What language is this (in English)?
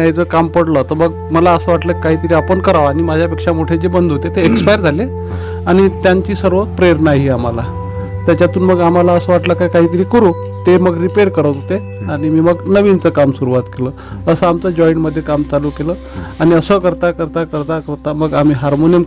Marathi